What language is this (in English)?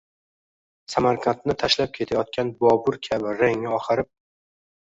Uzbek